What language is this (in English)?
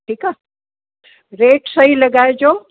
Sindhi